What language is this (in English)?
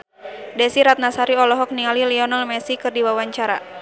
Sundanese